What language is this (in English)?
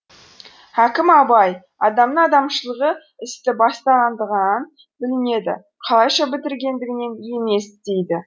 Kazakh